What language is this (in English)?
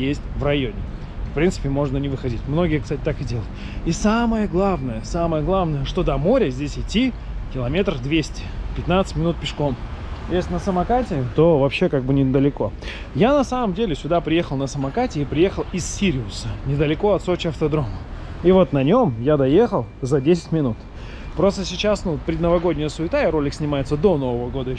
Russian